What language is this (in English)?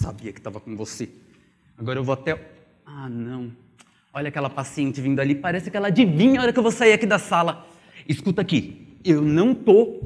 Portuguese